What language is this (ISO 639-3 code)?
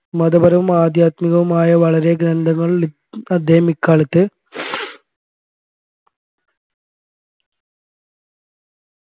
mal